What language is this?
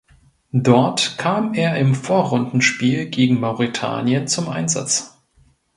German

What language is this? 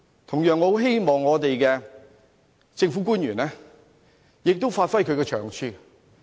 Cantonese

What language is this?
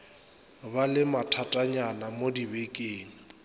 Northern Sotho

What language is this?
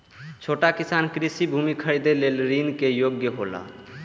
Maithili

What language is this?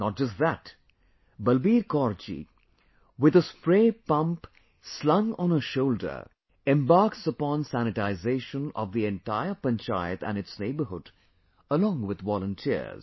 English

